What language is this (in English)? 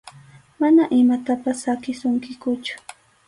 Arequipa-La Unión Quechua